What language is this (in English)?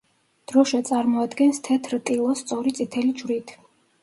Georgian